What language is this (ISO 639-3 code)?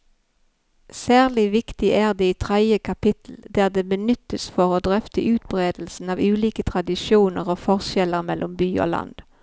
nor